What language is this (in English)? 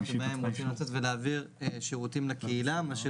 Hebrew